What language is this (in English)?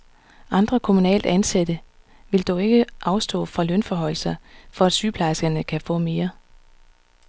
Danish